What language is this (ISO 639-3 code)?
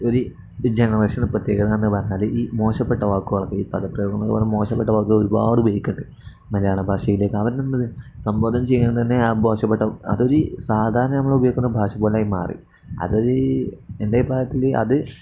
mal